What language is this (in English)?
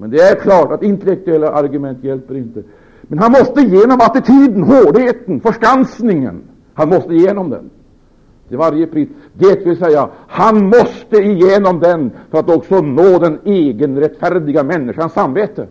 Swedish